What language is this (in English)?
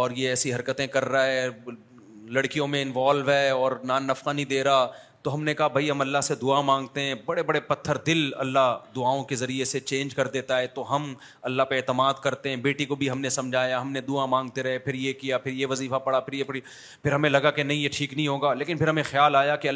Urdu